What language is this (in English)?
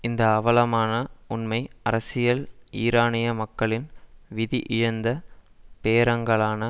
Tamil